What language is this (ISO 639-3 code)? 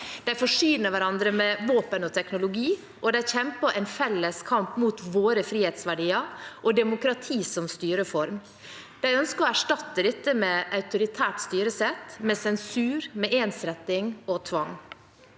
nor